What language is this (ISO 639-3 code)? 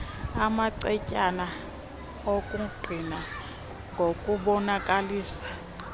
xho